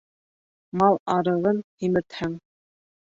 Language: Bashkir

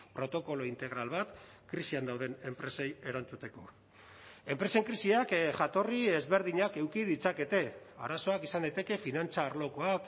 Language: Basque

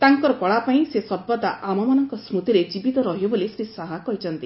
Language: Odia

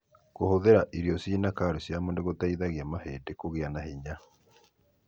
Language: Kikuyu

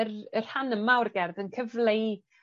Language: Welsh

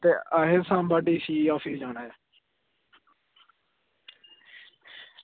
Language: Dogri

